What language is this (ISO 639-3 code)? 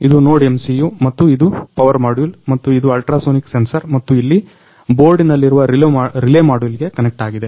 kan